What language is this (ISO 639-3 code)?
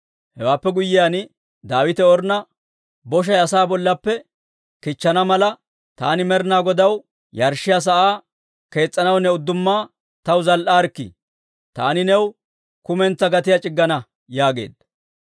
dwr